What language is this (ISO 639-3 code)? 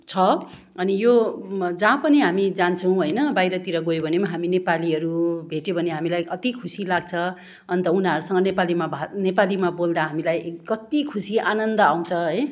nep